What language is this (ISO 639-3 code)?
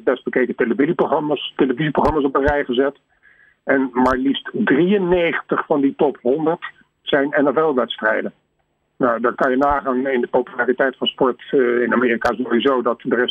nld